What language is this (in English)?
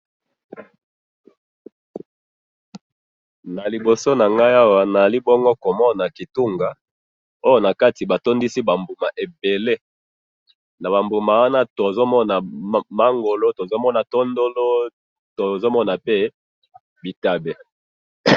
Lingala